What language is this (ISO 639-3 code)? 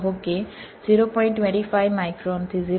guj